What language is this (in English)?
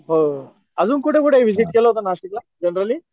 Marathi